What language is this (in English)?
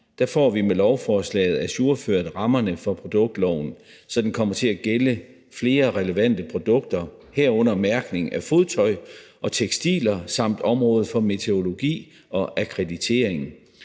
Danish